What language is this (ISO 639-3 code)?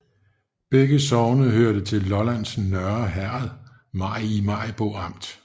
dan